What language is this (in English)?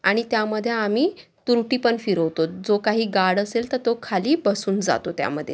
Marathi